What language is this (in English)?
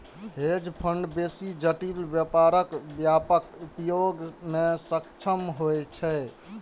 Maithili